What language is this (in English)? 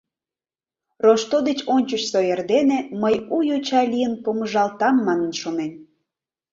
Mari